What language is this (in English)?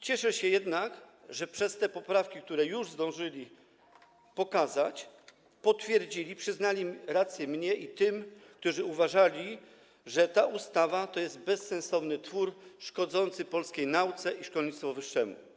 Polish